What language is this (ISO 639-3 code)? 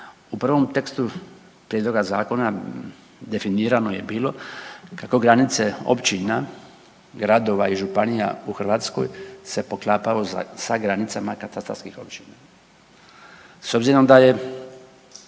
hrv